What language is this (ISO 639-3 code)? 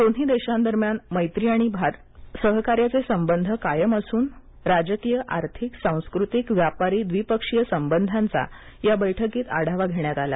mar